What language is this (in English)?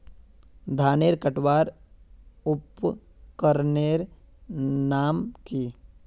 Magahi